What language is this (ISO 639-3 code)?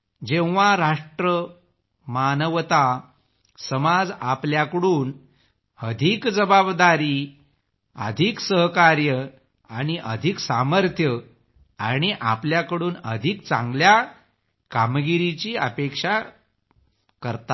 mar